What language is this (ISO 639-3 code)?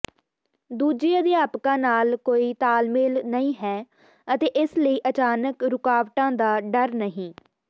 pan